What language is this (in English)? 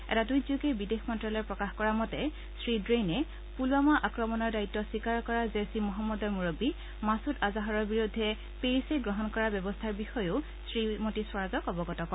Assamese